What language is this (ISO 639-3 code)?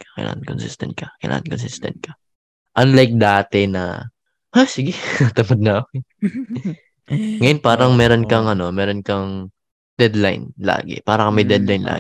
fil